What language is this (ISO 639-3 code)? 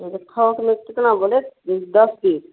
hin